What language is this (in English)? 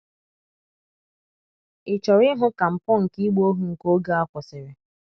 Igbo